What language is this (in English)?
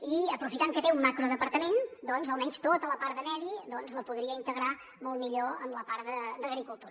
Catalan